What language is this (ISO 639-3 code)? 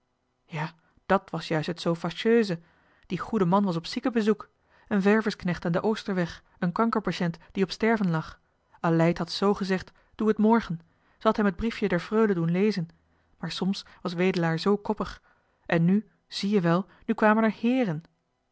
nld